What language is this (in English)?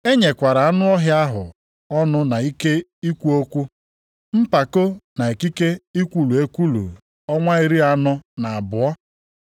Igbo